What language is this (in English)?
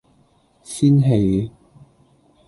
Cantonese